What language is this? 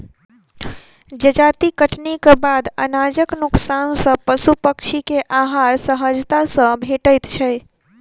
Maithili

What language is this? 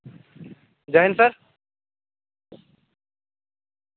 Dogri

